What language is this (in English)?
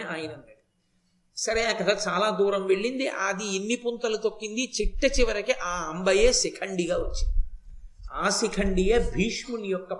Telugu